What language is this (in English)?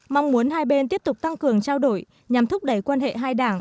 Vietnamese